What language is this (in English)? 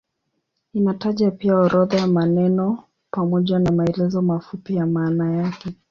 Swahili